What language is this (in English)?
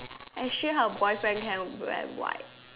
English